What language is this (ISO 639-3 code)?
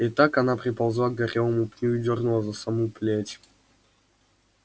rus